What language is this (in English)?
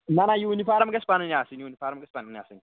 Kashmiri